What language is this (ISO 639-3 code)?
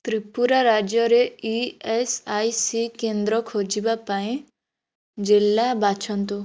ori